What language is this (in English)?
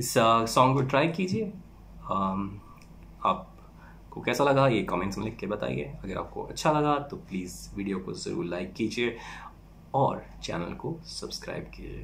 Hindi